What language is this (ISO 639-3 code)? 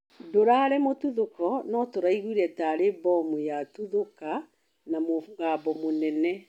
kik